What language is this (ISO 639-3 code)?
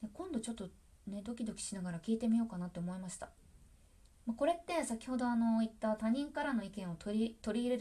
jpn